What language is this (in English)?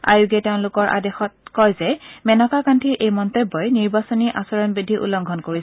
Assamese